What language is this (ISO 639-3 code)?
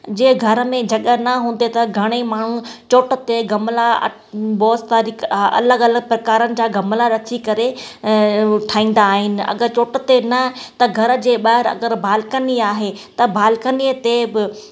snd